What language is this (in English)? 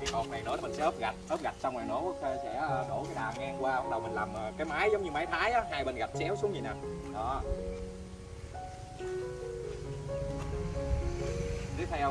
Vietnamese